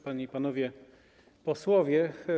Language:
Polish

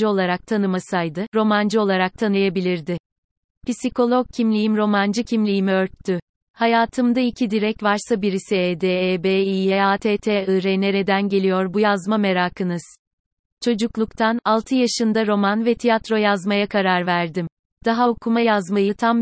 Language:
Turkish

